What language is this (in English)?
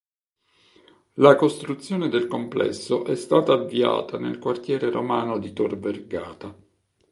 Italian